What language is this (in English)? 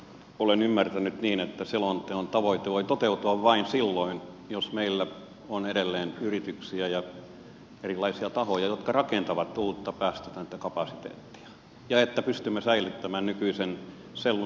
Finnish